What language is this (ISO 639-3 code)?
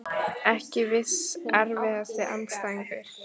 isl